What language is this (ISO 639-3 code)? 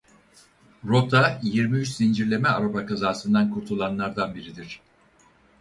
tur